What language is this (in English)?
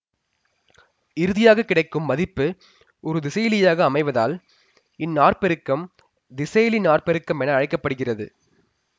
Tamil